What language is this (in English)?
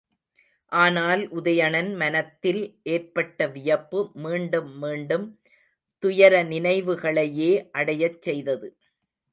Tamil